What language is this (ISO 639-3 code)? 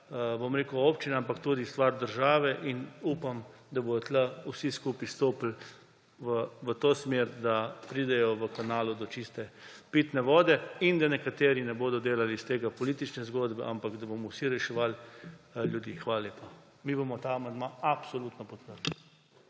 slv